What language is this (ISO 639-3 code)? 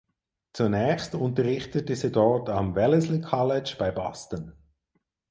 deu